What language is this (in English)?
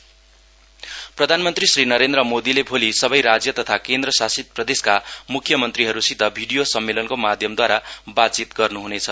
Nepali